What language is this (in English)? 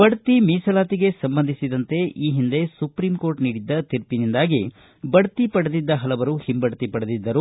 Kannada